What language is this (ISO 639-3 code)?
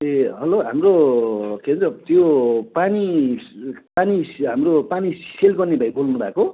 nep